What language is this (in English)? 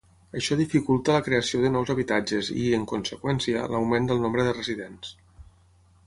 Catalan